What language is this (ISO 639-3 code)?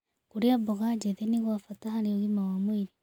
kik